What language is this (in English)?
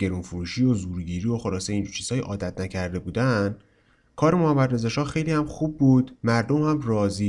Persian